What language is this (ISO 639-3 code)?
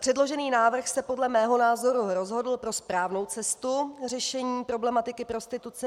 ces